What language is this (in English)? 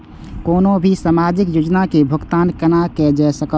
Maithili